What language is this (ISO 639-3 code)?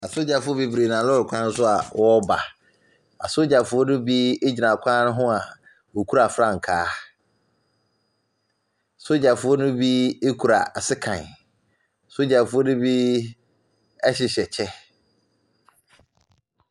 aka